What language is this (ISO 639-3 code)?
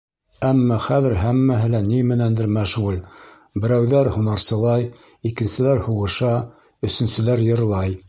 bak